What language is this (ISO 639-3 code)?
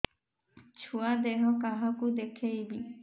ori